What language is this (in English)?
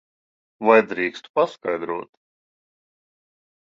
Latvian